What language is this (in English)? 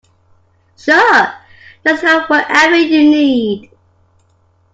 English